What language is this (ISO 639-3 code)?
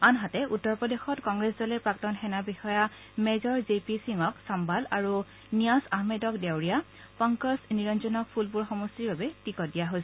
asm